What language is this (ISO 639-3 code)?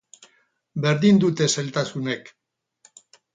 eus